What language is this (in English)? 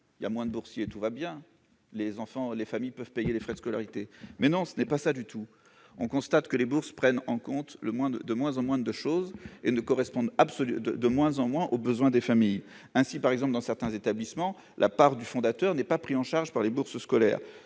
French